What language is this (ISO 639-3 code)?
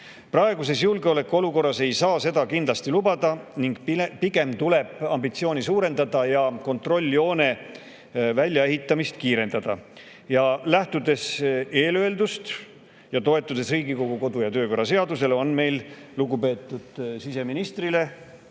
est